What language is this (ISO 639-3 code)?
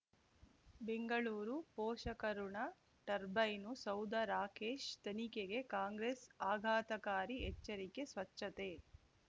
kan